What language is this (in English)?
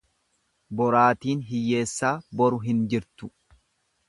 Oromo